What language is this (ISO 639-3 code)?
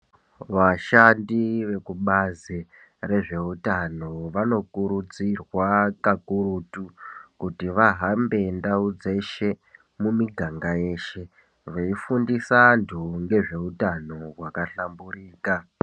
ndc